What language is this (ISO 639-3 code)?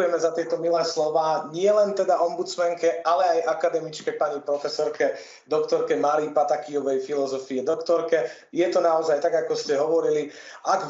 slk